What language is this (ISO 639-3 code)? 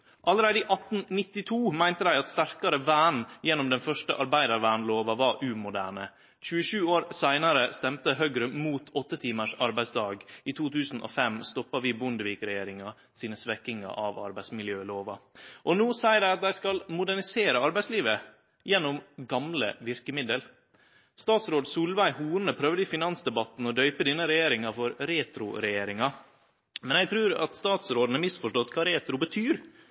nno